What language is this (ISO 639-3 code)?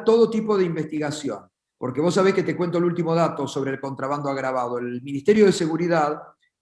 spa